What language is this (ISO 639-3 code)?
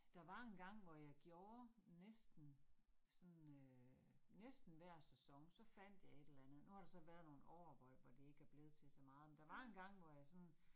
dan